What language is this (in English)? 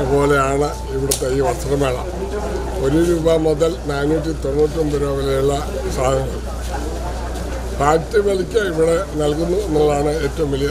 Malayalam